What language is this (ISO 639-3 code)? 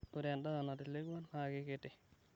mas